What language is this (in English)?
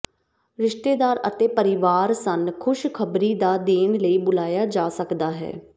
Punjabi